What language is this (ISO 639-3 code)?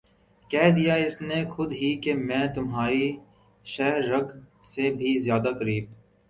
urd